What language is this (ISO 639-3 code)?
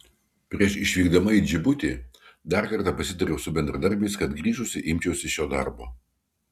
lit